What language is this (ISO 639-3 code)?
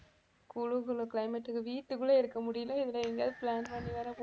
tam